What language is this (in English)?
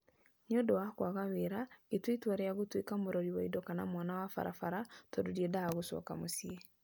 Kikuyu